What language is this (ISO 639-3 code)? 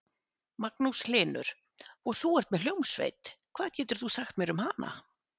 isl